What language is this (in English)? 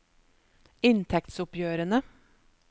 Norwegian